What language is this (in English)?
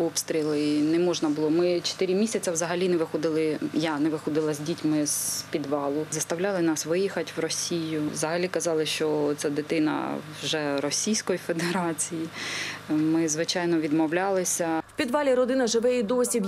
Ukrainian